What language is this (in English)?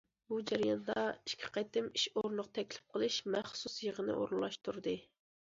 Uyghur